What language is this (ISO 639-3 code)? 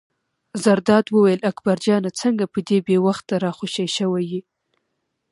pus